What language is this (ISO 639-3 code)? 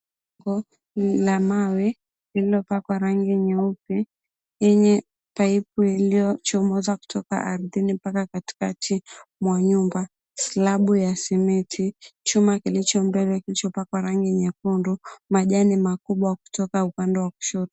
swa